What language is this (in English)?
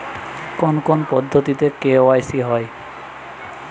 Bangla